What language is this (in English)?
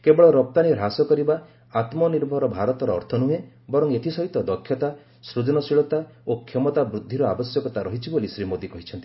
Odia